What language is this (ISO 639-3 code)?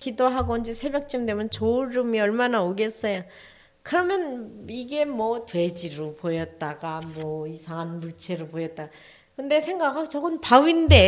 kor